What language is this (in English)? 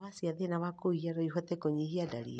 Kikuyu